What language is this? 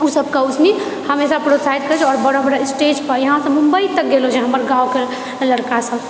Maithili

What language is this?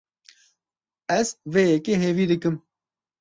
Kurdish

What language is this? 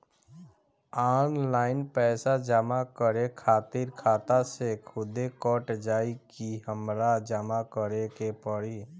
Bhojpuri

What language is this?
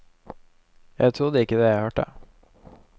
Norwegian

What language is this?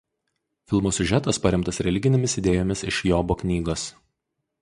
Lithuanian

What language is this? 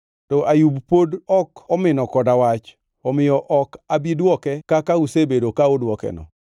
Luo (Kenya and Tanzania)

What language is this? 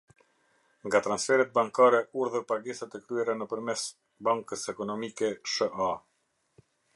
Albanian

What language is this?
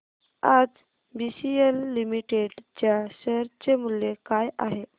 Marathi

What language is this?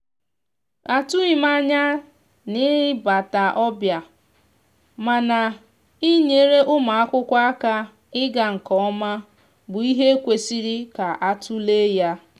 Igbo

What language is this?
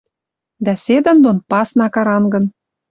Western Mari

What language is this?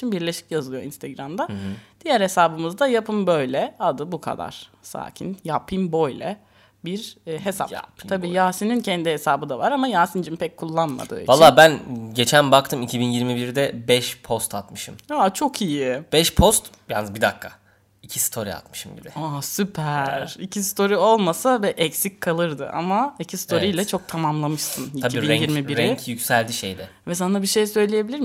Turkish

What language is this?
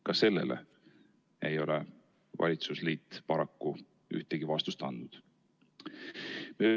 Estonian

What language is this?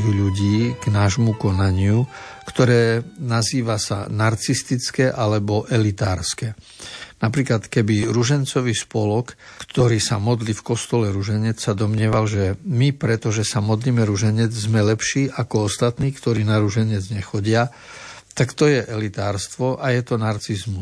Slovak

